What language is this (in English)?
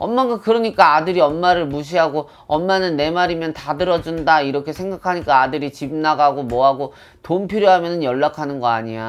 Korean